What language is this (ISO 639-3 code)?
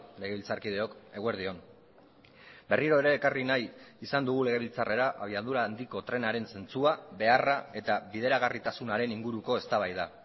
eus